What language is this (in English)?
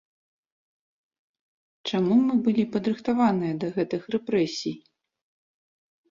Belarusian